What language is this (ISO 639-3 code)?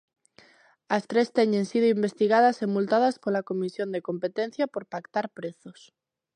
glg